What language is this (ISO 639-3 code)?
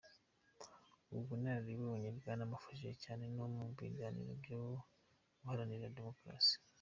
kin